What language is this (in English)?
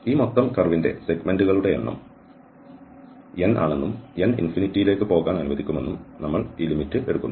Malayalam